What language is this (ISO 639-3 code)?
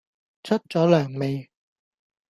yue